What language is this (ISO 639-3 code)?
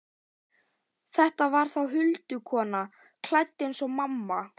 isl